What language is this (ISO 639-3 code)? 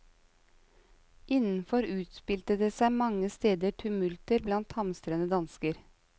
nor